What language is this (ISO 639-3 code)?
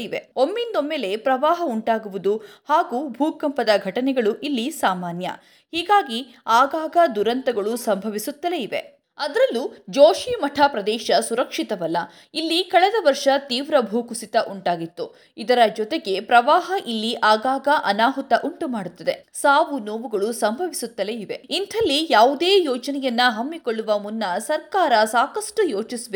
kan